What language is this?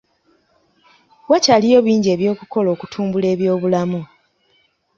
Ganda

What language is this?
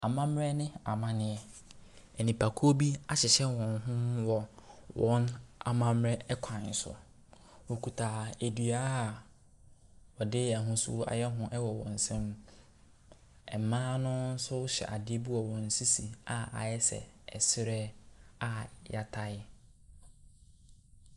Akan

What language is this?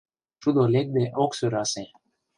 Mari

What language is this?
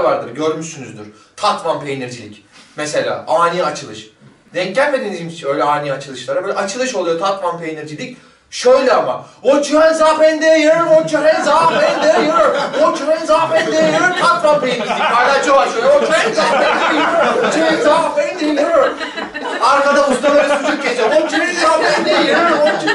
Turkish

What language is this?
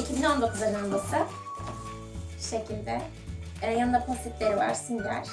Turkish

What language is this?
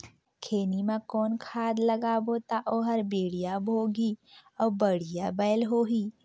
Chhattisgarhi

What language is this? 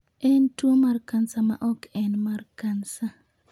Luo (Kenya and Tanzania)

